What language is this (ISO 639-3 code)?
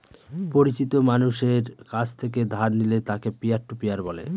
ben